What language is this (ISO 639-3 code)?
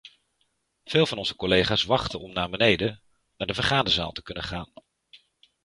nld